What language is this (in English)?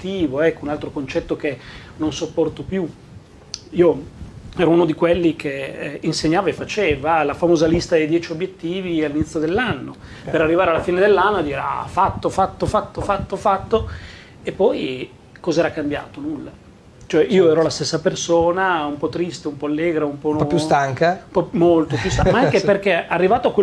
Italian